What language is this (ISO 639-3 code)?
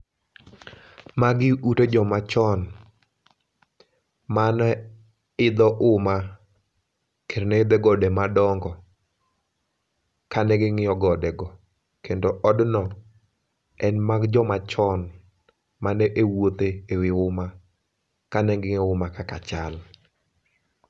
luo